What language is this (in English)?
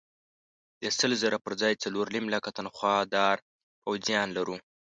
Pashto